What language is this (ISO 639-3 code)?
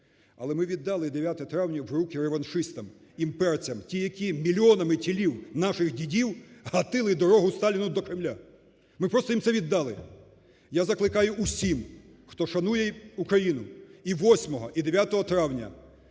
ukr